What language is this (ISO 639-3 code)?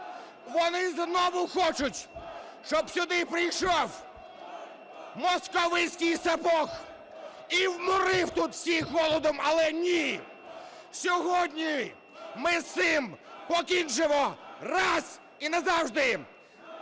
ukr